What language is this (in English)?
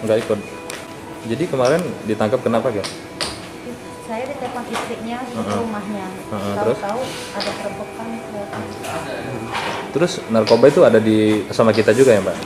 Indonesian